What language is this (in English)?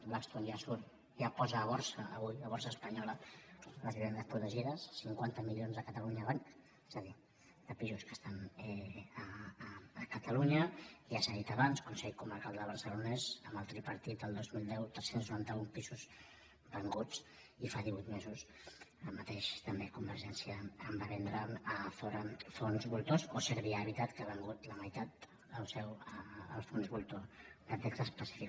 Catalan